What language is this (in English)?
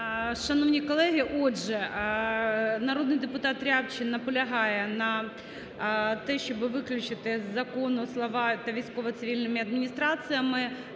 Ukrainian